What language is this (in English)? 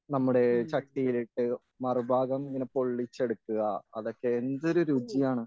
Malayalam